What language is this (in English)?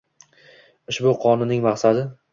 Uzbek